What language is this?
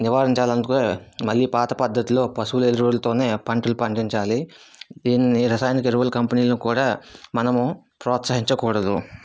Telugu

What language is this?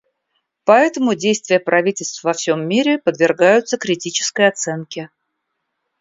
Russian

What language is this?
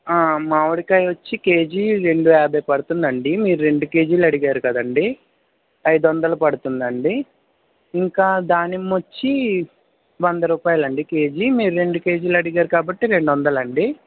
Telugu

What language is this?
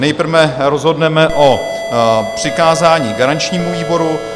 Czech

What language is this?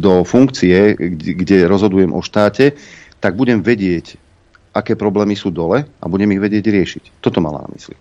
Slovak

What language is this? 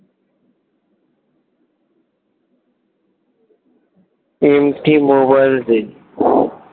Bangla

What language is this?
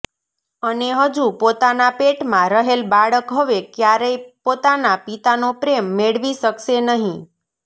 Gujarati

